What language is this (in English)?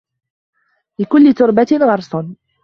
Arabic